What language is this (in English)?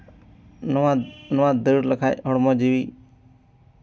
Santali